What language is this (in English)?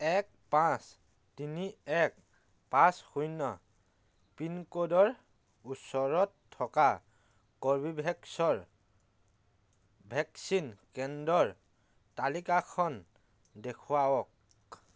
Assamese